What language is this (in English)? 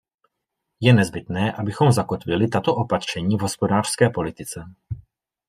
Czech